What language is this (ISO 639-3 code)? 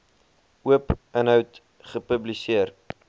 afr